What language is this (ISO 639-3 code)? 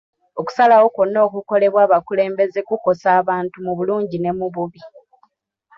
lug